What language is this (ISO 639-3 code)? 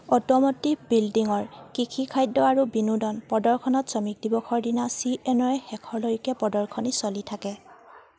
asm